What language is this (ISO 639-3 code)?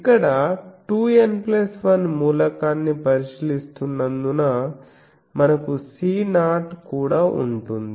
tel